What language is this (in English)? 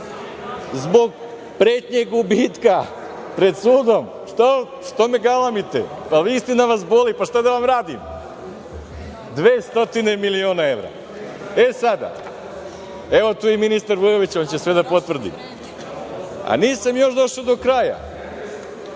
Serbian